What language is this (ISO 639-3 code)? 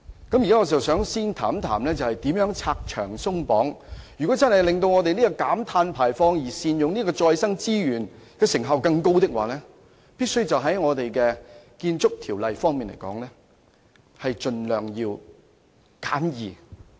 yue